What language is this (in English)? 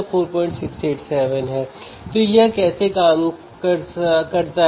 Hindi